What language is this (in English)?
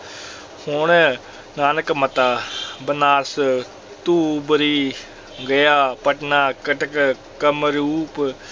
Punjabi